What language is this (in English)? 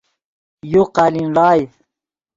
Yidgha